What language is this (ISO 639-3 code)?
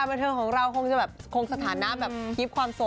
tha